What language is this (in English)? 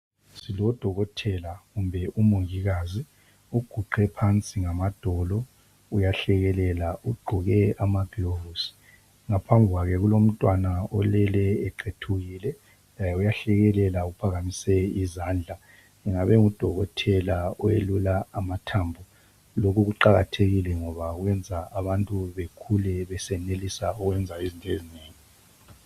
North Ndebele